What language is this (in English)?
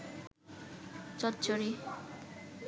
Bangla